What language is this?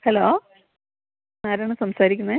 Malayalam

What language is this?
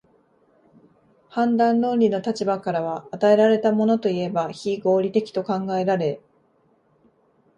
Japanese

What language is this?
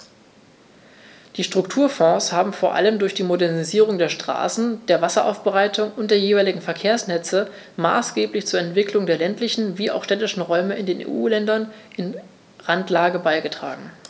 German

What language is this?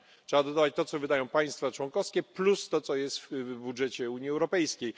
Polish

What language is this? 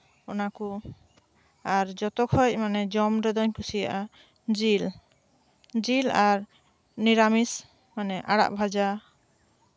Santali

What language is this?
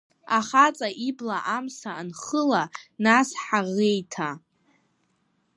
Abkhazian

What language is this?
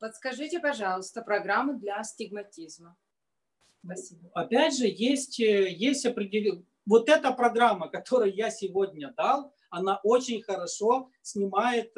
Russian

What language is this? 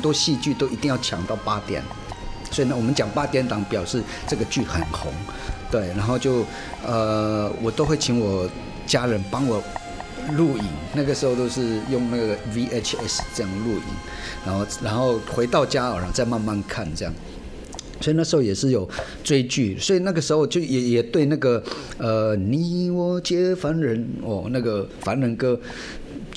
Chinese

